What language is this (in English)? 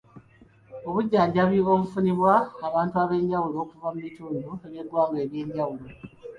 Ganda